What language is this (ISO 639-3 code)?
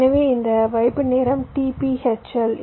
tam